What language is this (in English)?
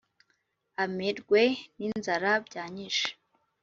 Kinyarwanda